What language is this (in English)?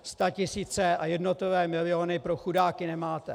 Czech